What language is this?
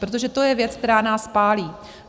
Czech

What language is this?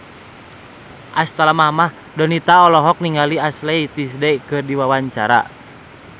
Sundanese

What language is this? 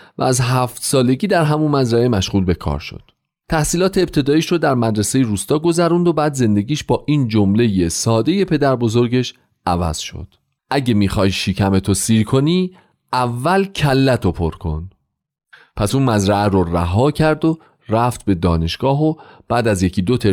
Persian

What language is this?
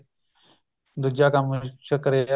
Punjabi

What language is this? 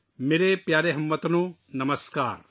Urdu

